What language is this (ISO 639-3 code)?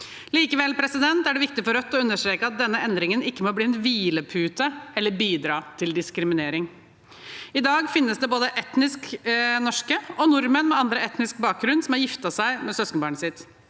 nor